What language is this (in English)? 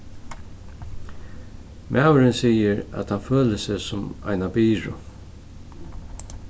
Faroese